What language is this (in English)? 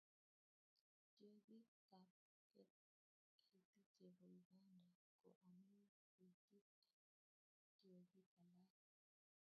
Kalenjin